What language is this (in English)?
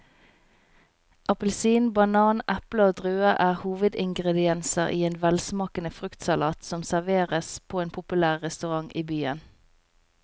Norwegian